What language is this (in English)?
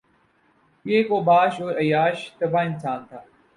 Urdu